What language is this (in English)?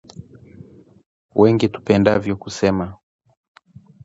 Swahili